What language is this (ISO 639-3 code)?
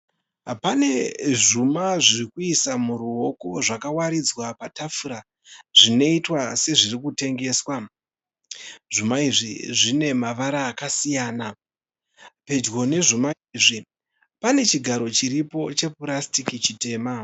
sna